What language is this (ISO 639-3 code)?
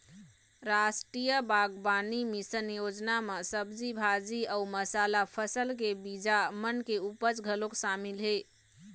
hne